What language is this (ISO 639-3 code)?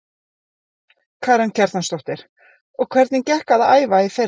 isl